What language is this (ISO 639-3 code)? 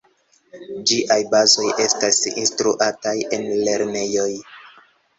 epo